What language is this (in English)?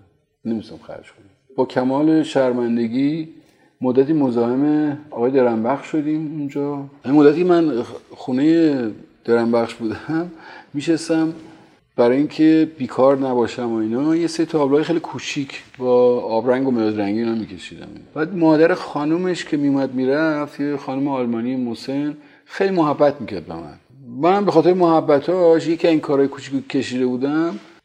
Persian